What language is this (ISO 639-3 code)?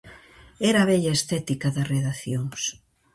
glg